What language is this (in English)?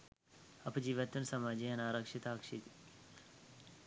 Sinhala